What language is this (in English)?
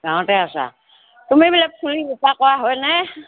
Assamese